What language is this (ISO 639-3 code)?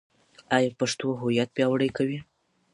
pus